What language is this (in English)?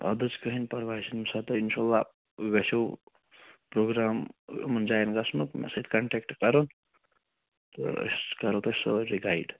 Kashmiri